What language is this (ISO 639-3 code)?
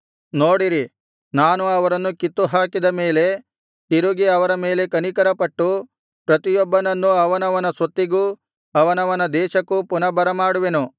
kan